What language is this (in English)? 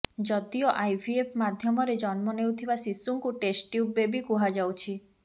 Odia